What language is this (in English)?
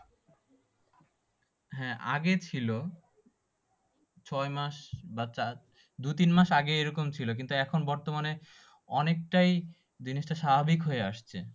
Bangla